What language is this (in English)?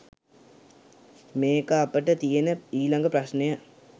Sinhala